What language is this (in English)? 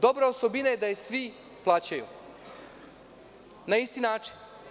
Serbian